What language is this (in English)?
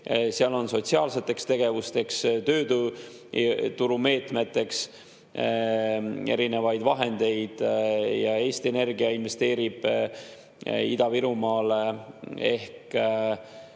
Estonian